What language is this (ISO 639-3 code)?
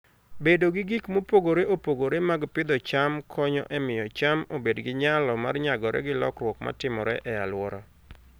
luo